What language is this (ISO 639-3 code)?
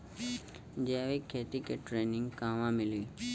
bho